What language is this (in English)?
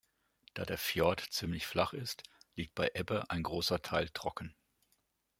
German